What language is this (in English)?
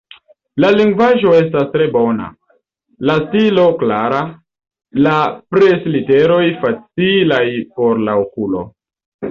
Esperanto